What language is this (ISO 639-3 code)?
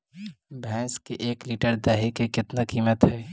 mag